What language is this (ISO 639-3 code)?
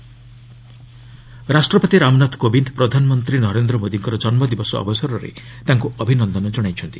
ori